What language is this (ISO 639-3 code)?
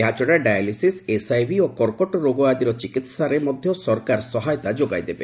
ori